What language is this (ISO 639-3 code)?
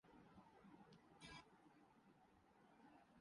urd